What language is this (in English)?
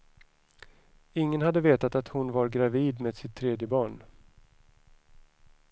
Swedish